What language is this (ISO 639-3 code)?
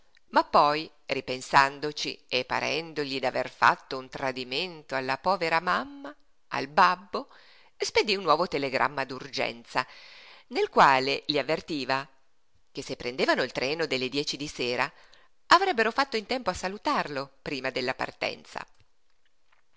ita